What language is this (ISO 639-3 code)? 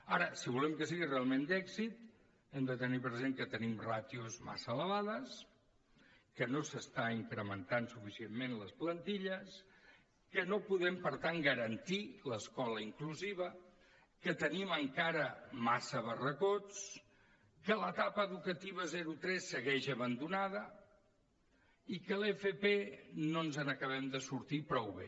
cat